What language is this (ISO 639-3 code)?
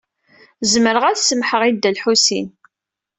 kab